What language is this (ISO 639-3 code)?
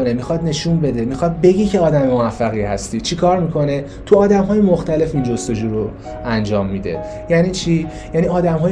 fas